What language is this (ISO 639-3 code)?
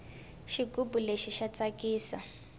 tso